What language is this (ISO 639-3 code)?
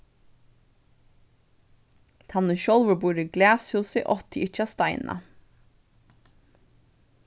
fao